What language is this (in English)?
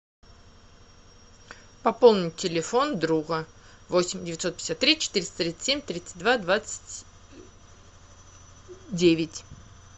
Russian